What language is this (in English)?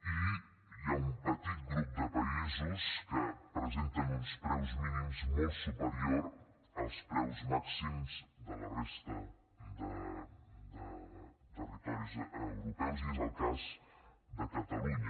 Catalan